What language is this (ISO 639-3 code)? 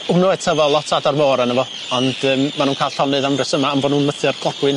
cym